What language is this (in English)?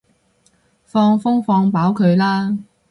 Cantonese